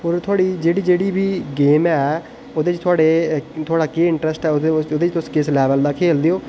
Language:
Dogri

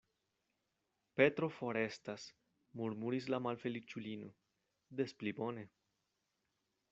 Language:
Esperanto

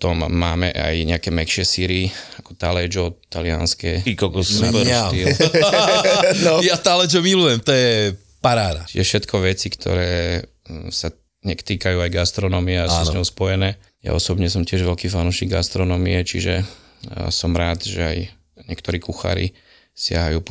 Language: Slovak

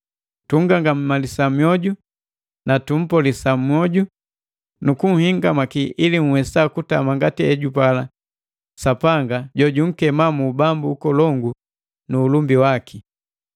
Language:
Matengo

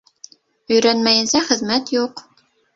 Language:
Bashkir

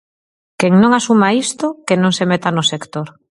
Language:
Galician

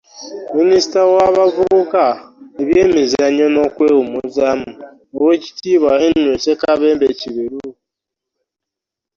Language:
Ganda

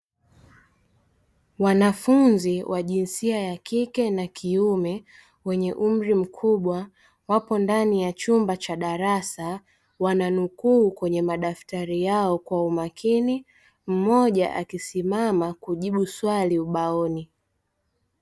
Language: Swahili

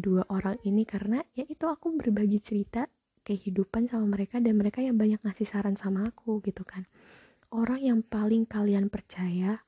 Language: Indonesian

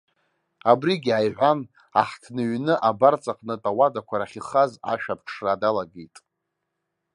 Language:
Abkhazian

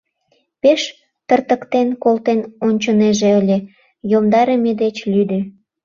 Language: Mari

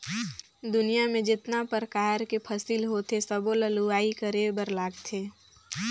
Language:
Chhattisgarhi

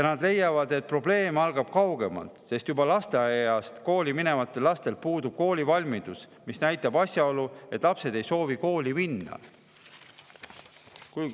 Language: Estonian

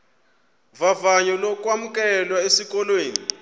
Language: Xhosa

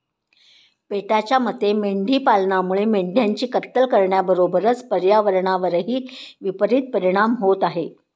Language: Marathi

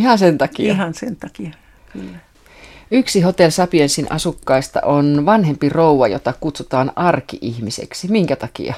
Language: Finnish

